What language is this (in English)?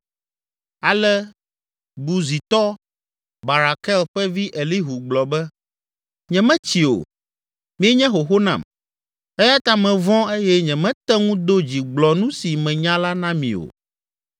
Ewe